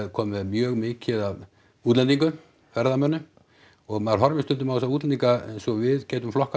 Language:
Icelandic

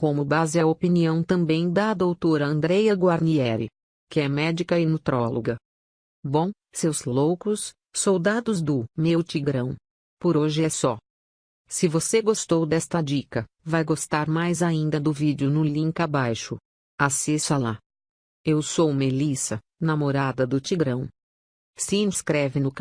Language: Portuguese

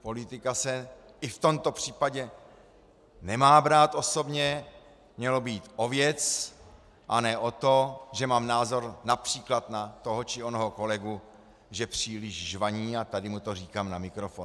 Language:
Czech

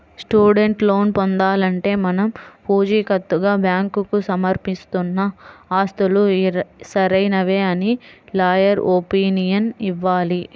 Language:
Telugu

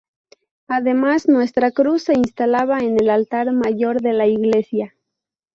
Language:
Spanish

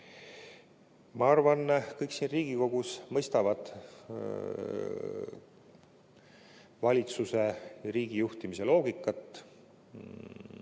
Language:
Estonian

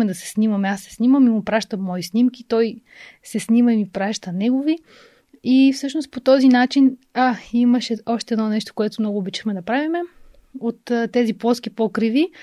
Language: Bulgarian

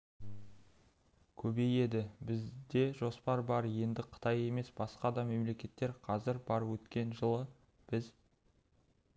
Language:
Kazakh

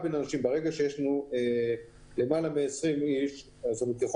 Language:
Hebrew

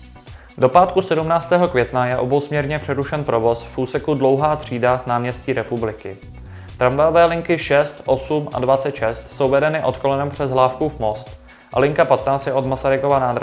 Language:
Czech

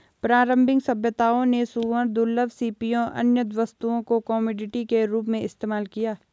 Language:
Hindi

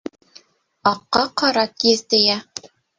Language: Bashkir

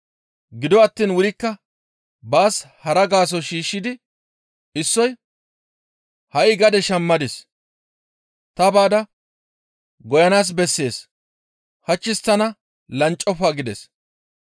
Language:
Gamo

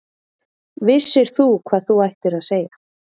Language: Icelandic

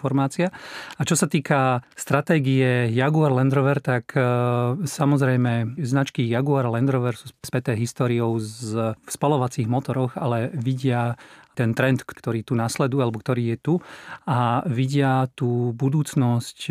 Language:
Slovak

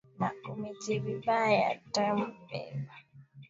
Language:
Swahili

